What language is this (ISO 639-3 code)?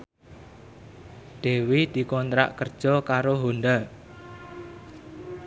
jav